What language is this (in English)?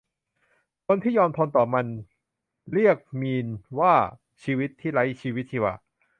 Thai